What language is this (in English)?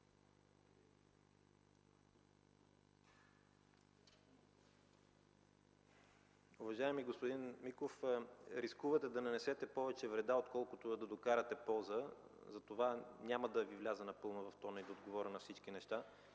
Bulgarian